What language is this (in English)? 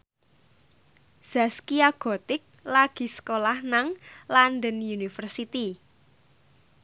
Javanese